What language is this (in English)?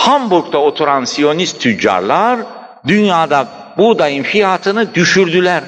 Turkish